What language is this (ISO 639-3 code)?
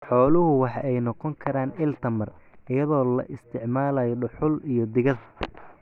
som